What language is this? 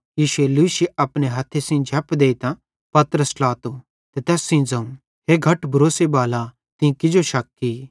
Bhadrawahi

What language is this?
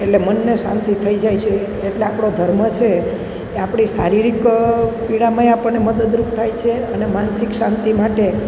Gujarati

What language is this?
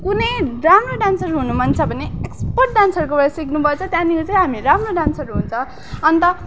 Nepali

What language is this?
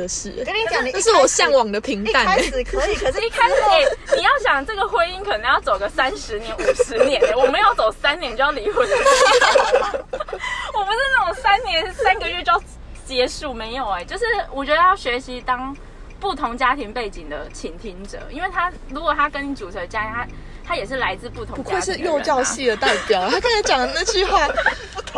Chinese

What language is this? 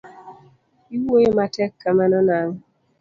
Luo (Kenya and Tanzania)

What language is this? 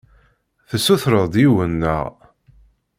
Kabyle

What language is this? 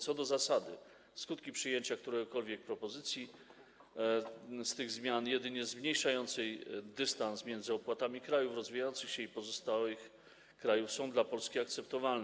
Polish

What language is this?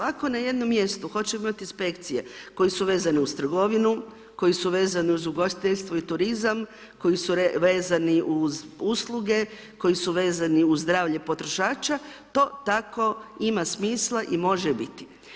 Croatian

